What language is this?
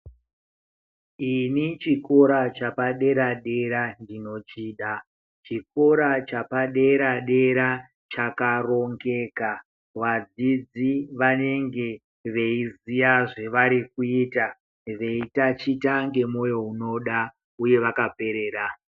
Ndau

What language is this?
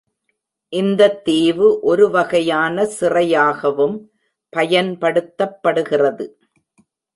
Tamil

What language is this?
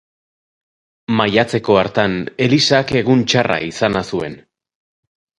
Basque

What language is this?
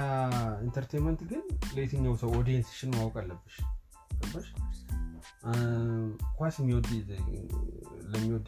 Amharic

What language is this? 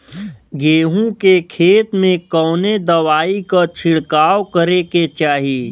Bhojpuri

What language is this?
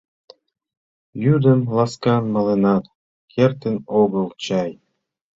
Mari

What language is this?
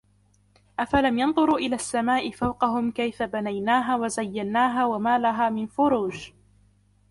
Arabic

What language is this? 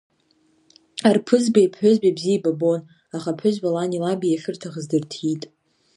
Abkhazian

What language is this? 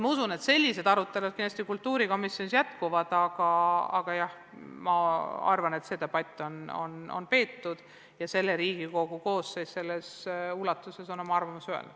Estonian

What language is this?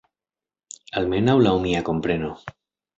Esperanto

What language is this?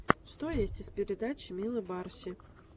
Russian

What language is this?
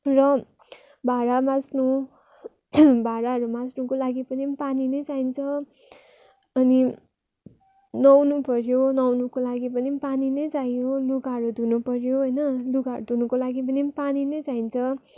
Nepali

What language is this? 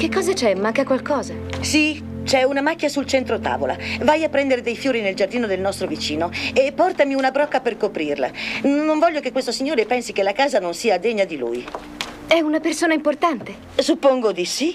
Italian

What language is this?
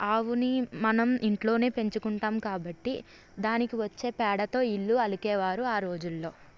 Telugu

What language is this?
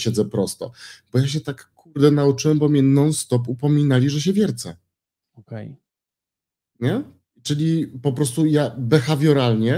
Polish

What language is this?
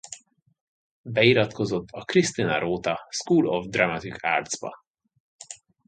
Hungarian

